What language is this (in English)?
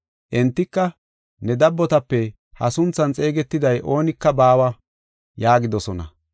Gofa